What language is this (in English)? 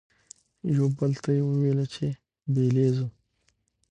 Pashto